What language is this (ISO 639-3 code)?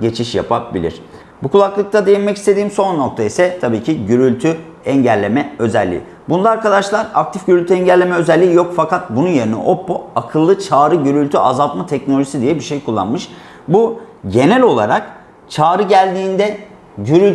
tur